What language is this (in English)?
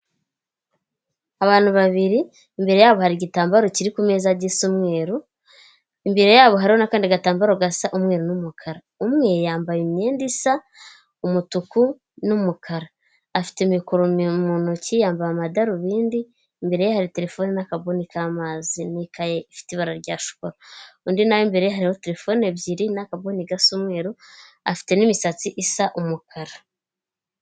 Kinyarwanda